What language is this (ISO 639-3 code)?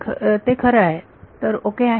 mar